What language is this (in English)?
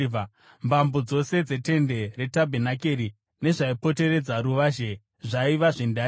Shona